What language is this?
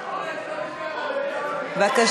Hebrew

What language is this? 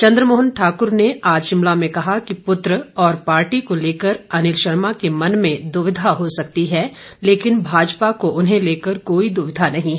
Hindi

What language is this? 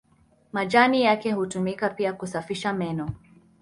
Swahili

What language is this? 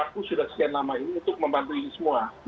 Indonesian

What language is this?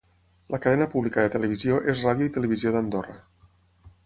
Catalan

